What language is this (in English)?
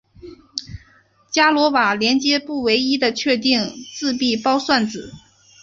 Chinese